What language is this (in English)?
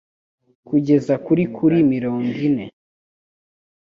Kinyarwanda